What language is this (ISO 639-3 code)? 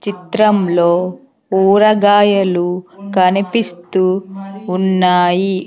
tel